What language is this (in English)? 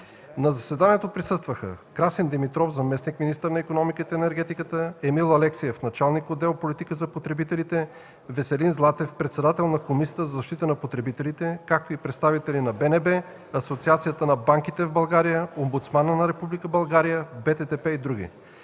Bulgarian